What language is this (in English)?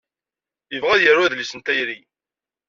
Kabyle